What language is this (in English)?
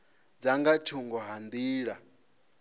Venda